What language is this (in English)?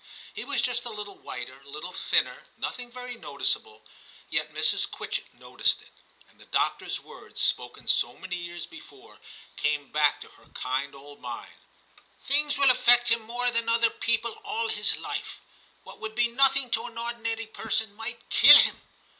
English